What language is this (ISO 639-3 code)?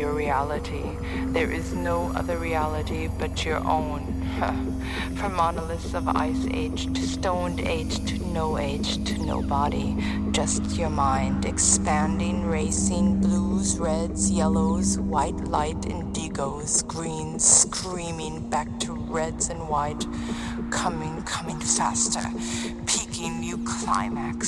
eng